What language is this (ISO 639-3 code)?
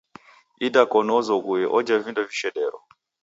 dav